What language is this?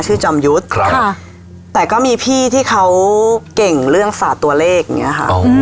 Thai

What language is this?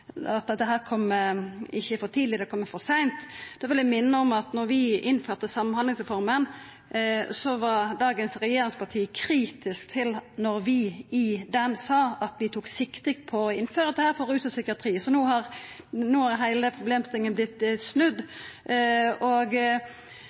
Norwegian Nynorsk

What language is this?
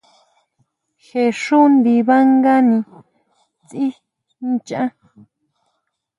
Huautla Mazatec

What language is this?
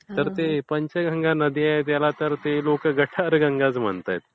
Marathi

